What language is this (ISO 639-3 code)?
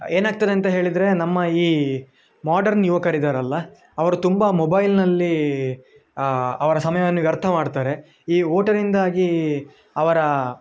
kan